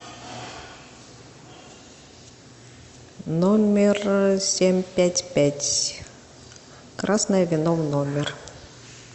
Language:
Russian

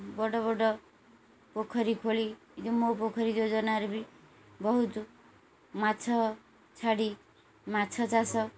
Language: Odia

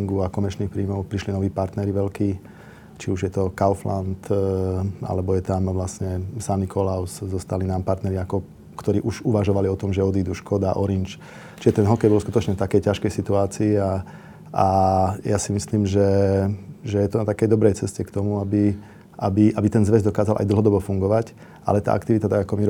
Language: Slovak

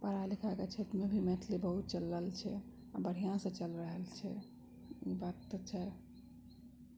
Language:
Maithili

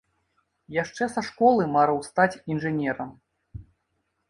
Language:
Belarusian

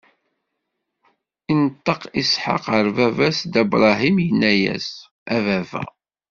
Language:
Kabyle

